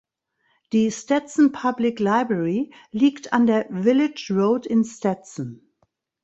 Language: German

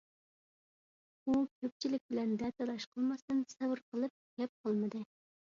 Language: Uyghur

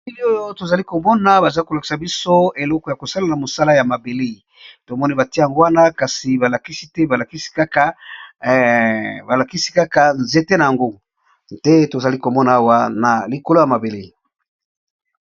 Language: Lingala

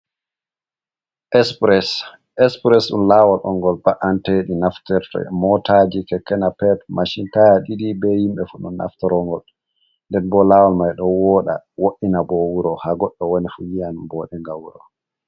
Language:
Fula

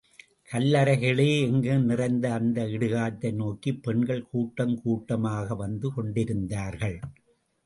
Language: Tamil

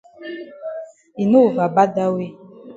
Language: Cameroon Pidgin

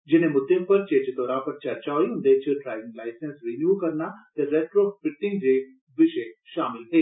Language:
Dogri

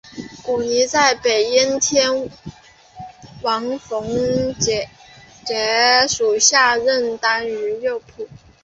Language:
Chinese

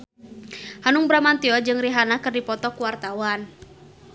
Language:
Sundanese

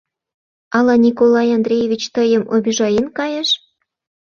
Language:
Mari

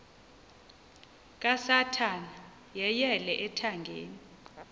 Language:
Xhosa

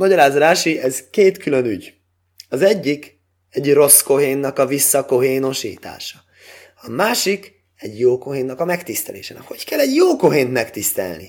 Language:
Hungarian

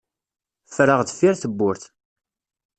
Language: Kabyle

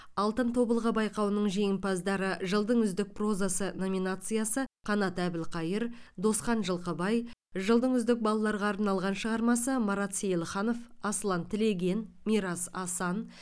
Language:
Kazakh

